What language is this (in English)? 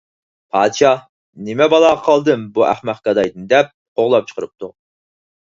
Uyghur